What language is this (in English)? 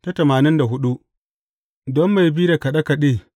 Hausa